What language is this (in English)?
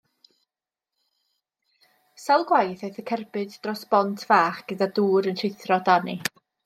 Welsh